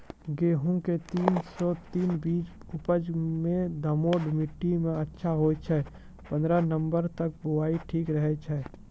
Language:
Maithili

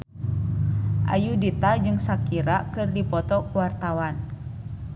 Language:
Sundanese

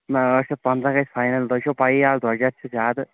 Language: Kashmiri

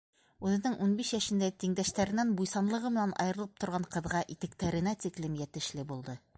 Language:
Bashkir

